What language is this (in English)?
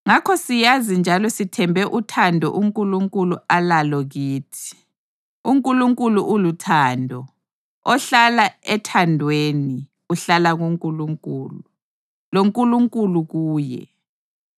North Ndebele